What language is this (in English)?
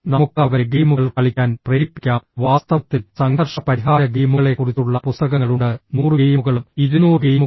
Malayalam